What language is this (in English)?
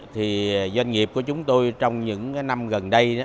Vietnamese